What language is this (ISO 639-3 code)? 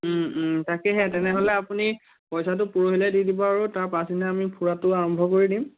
asm